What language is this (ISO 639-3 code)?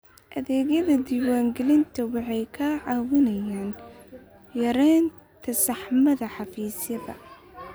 som